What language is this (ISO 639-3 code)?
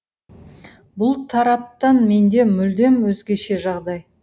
kaz